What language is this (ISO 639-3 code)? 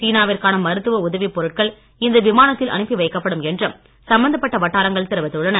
tam